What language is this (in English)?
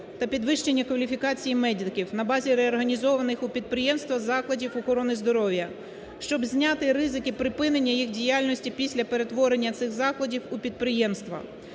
Ukrainian